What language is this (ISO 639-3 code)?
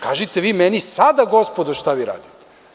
srp